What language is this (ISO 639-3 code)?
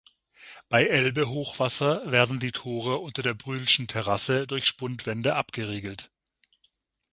deu